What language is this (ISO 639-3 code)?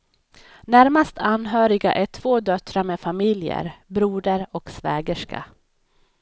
swe